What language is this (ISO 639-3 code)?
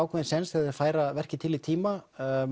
isl